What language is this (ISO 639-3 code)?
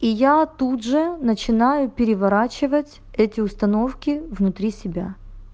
rus